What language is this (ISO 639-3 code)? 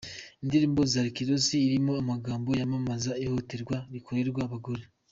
kin